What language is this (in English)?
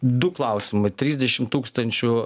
Lithuanian